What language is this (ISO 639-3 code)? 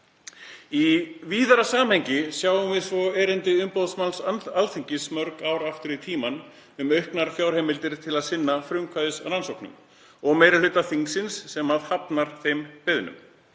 isl